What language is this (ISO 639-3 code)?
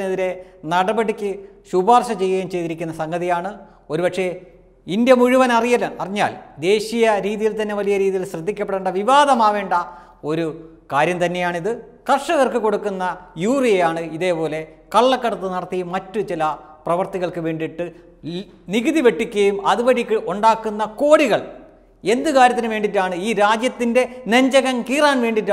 ita